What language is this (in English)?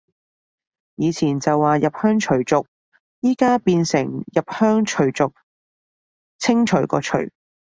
Cantonese